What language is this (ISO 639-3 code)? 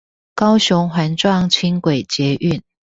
zho